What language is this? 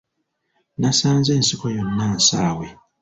Ganda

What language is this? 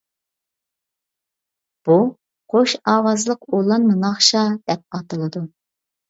Uyghur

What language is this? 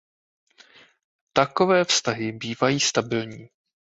Czech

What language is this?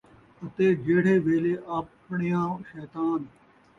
Saraiki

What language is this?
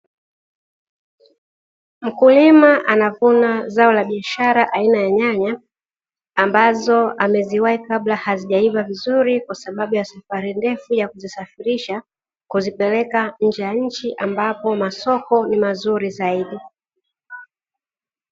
Swahili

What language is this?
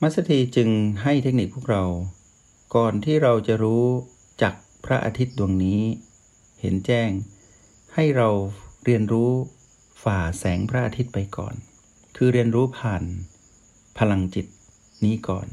Thai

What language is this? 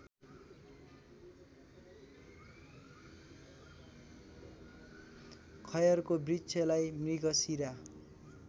Nepali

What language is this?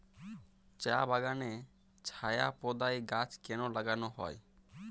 Bangla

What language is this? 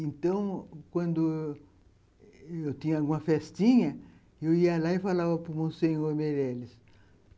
Portuguese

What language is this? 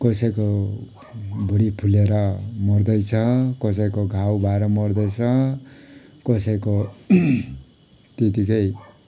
Nepali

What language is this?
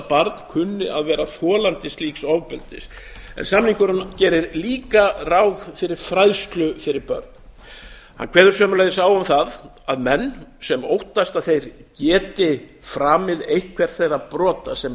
Icelandic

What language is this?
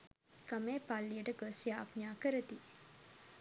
Sinhala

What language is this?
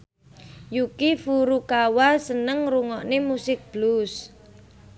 Javanese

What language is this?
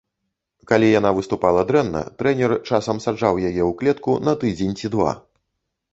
Belarusian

